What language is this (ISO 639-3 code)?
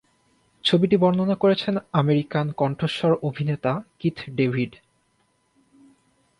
ben